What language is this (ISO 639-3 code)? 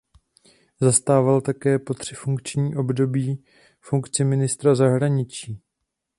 ces